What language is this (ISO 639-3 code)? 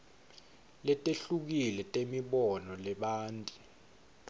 ssw